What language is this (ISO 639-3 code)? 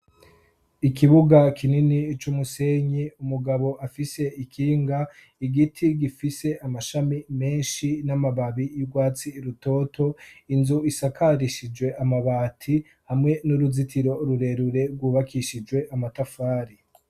run